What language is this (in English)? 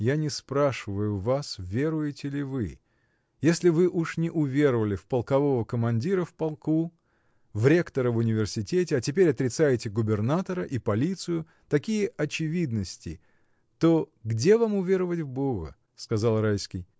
Russian